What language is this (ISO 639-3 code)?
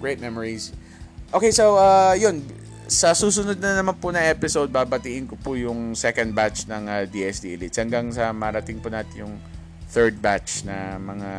fil